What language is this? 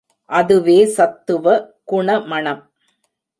Tamil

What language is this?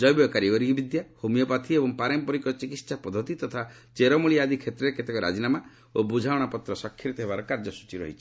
Odia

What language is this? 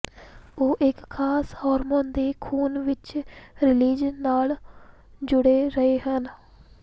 Punjabi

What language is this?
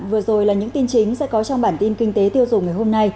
Vietnamese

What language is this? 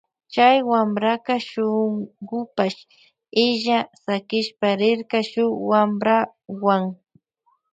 Loja Highland Quichua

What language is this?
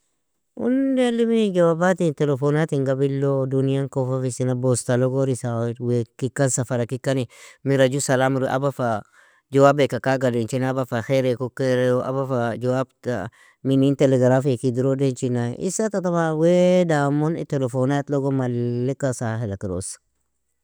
Nobiin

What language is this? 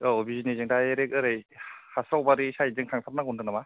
Bodo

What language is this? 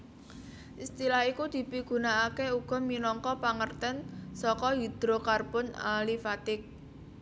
Javanese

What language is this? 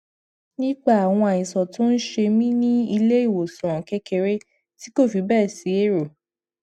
Yoruba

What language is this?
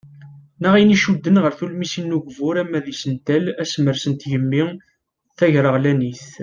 Kabyle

